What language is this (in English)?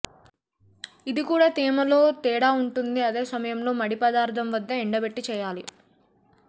Telugu